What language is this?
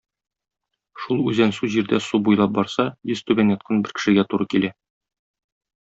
Tatar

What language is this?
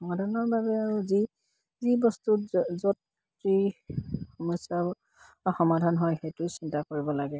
Assamese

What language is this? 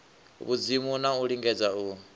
Venda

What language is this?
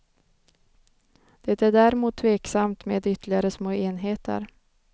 Swedish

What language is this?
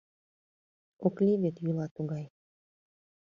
Mari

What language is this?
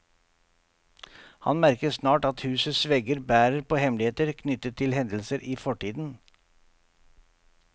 Norwegian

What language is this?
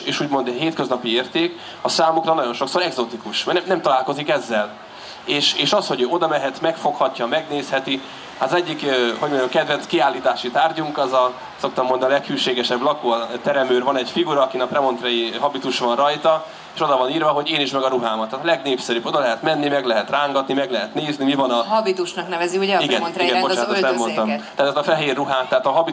Hungarian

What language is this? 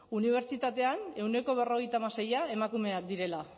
Basque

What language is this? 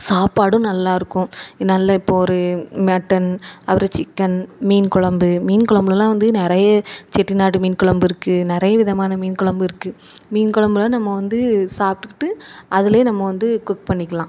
Tamil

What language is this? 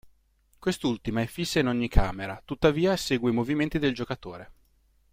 Italian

